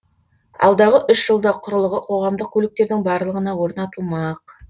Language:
Kazakh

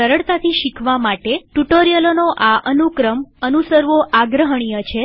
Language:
Gujarati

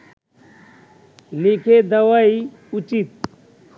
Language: Bangla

